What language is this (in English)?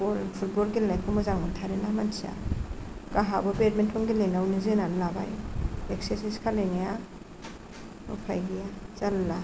Bodo